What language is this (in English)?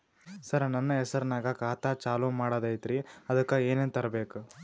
Kannada